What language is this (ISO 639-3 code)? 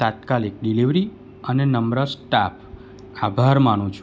guj